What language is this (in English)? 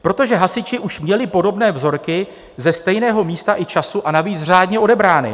Czech